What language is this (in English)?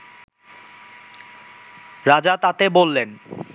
Bangla